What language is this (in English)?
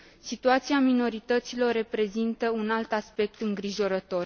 Romanian